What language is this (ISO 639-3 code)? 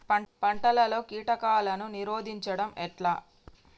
tel